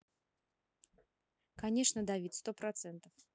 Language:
Russian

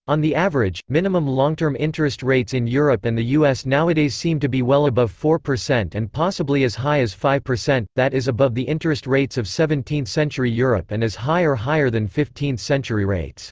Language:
English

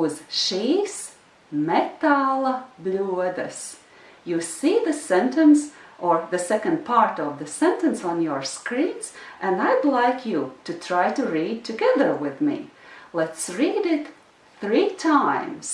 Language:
English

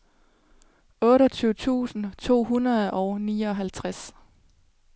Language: Danish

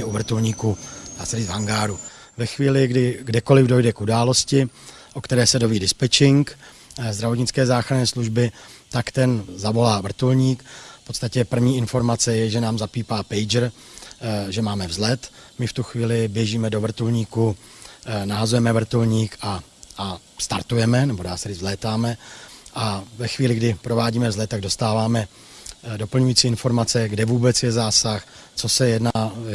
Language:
Czech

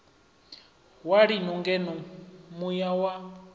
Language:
Venda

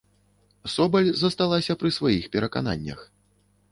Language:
Belarusian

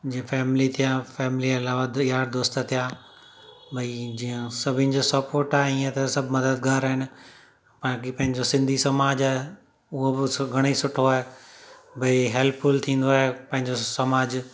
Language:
Sindhi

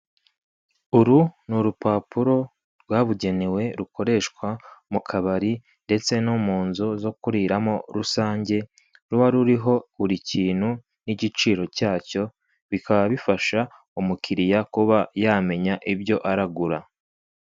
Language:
Kinyarwanda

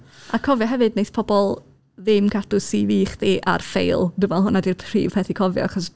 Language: Welsh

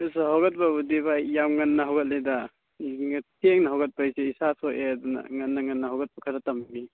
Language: Manipuri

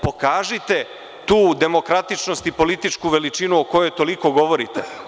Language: Serbian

